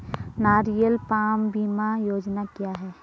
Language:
Hindi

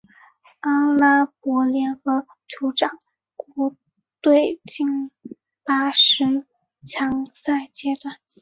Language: Chinese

